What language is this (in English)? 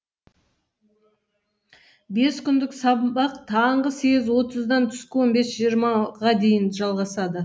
Kazakh